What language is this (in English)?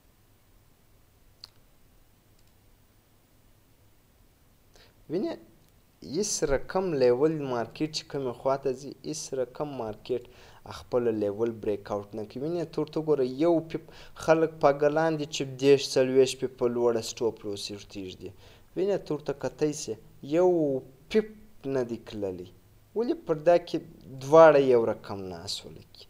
Romanian